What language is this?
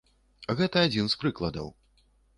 Belarusian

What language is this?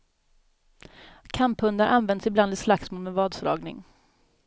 Swedish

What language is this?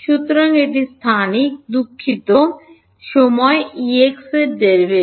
Bangla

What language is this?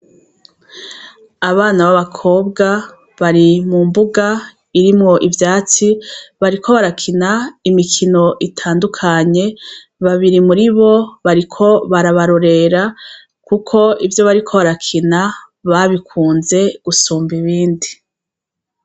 Rundi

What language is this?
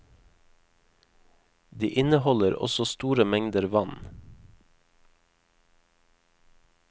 Norwegian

